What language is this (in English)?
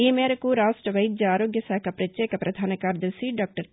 Telugu